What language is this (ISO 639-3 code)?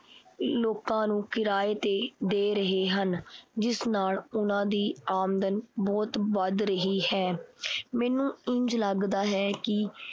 pan